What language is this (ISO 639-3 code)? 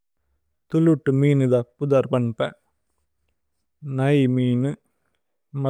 tcy